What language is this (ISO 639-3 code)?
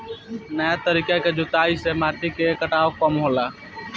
bho